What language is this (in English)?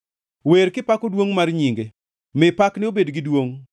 Luo (Kenya and Tanzania)